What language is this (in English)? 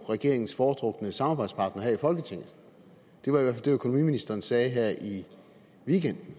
Danish